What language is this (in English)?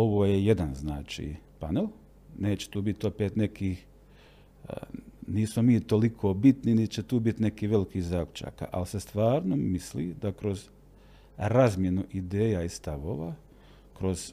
Croatian